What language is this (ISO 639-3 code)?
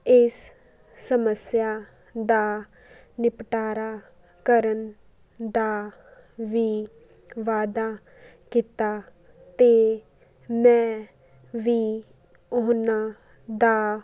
pan